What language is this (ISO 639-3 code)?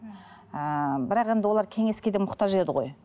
kaz